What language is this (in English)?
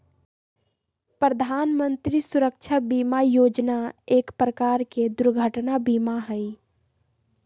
Magahi